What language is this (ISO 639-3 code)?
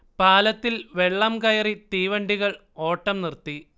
mal